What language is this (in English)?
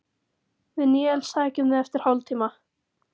Icelandic